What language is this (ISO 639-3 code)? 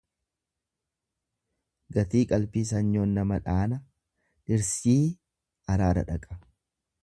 orm